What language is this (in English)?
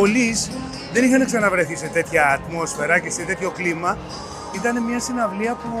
Greek